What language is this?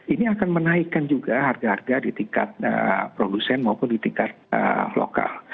Indonesian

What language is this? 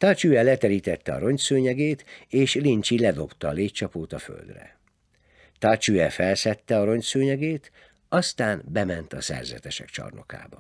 Hungarian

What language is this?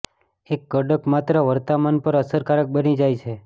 Gujarati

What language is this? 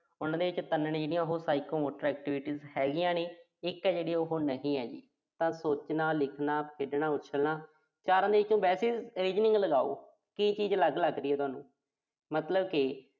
Punjabi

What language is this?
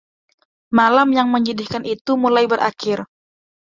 Indonesian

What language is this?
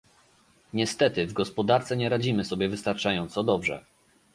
Polish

